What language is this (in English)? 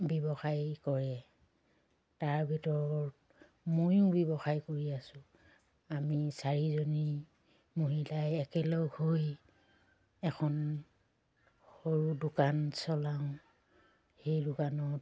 Assamese